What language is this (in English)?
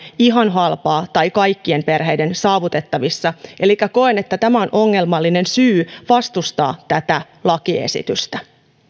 Finnish